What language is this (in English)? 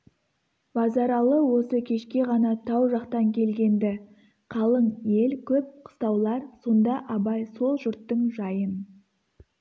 Kazakh